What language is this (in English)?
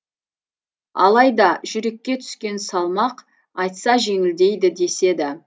Kazakh